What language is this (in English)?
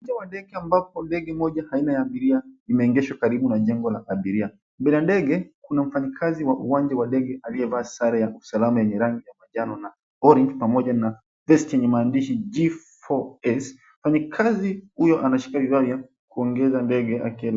Swahili